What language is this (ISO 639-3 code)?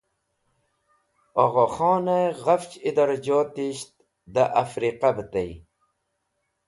wbl